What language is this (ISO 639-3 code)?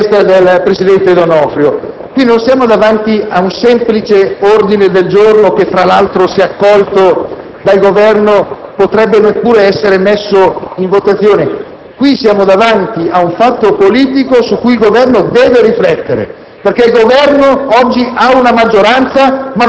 ita